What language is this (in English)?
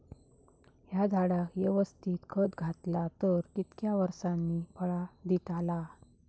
Marathi